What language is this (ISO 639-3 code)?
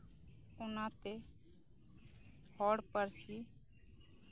sat